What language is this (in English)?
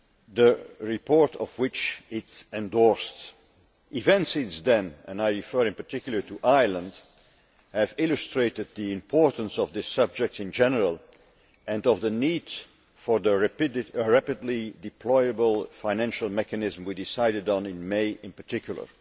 English